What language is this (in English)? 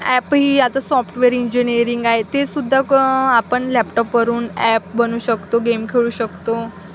Marathi